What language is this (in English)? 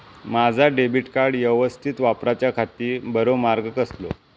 Marathi